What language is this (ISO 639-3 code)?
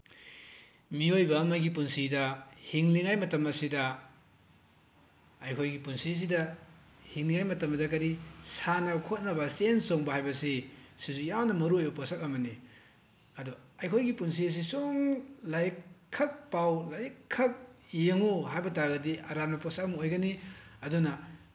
mni